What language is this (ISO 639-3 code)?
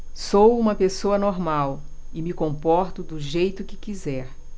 por